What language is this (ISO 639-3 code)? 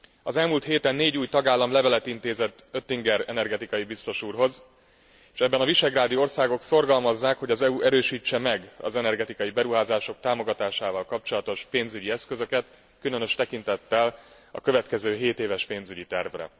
hun